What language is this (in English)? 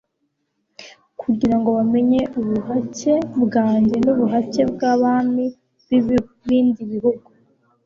Kinyarwanda